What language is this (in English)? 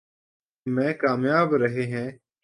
Urdu